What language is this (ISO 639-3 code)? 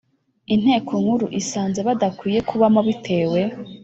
kin